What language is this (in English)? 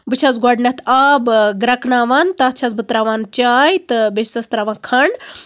Kashmiri